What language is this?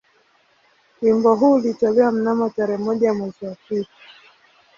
Swahili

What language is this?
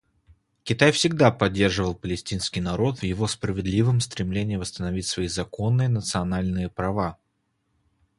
Russian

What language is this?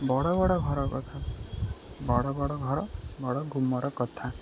Odia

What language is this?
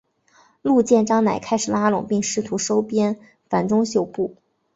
Chinese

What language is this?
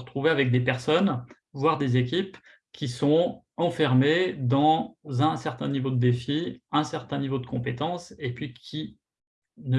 French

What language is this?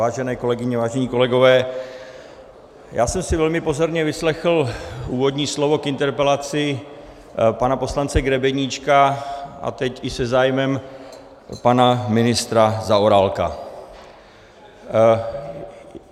Czech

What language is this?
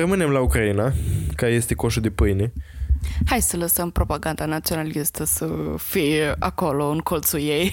Romanian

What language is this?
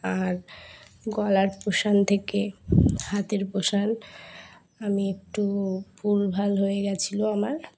Bangla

